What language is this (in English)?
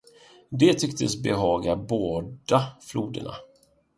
Swedish